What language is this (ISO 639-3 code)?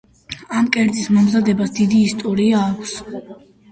kat